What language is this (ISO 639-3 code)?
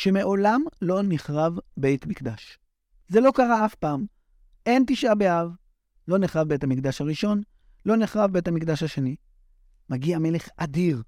heb